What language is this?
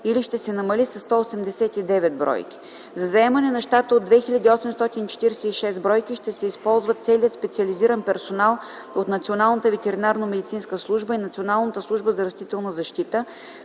Bulgarian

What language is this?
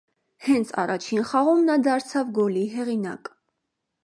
Armenian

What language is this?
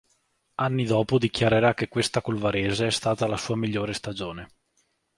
Italian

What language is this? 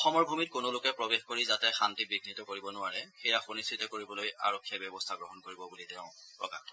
Assamese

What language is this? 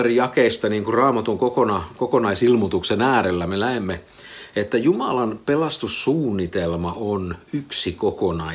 Finnish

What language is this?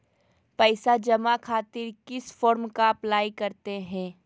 Magahi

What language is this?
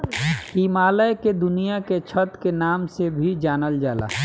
Bhojpuri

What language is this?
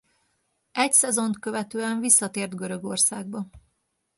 Hungarian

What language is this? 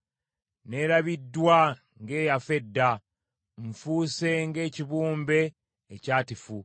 Ganda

